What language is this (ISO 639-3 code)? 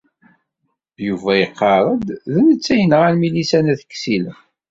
kab